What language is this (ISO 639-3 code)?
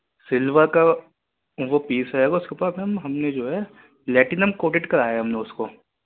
urd